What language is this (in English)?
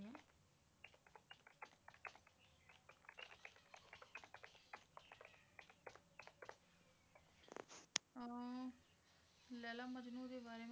Punjabi